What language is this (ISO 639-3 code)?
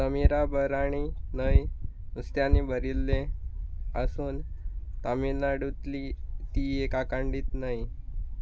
kok